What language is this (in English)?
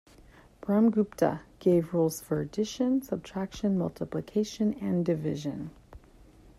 English